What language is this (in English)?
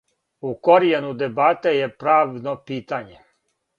Serbian